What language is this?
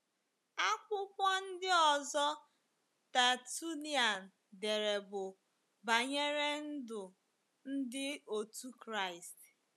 Igbo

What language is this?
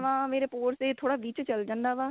Punjabi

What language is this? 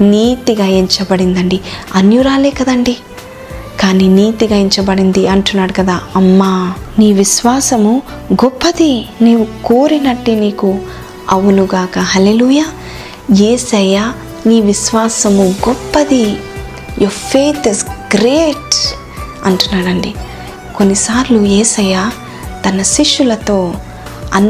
Telugu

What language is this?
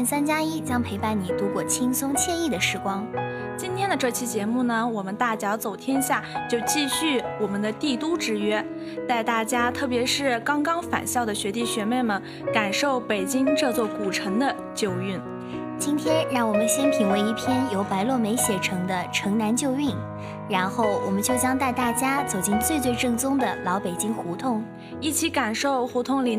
Chinese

